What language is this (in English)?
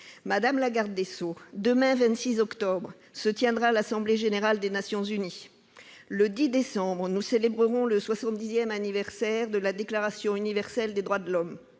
French